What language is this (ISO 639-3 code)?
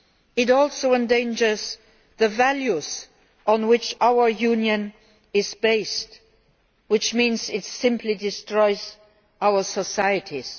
eng